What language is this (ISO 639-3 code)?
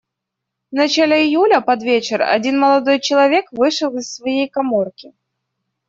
rus